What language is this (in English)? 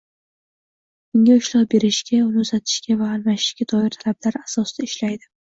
Uzbek